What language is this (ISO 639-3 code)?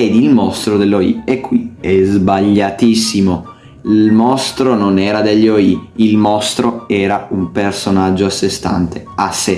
ita